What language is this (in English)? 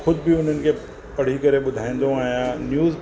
Sindhi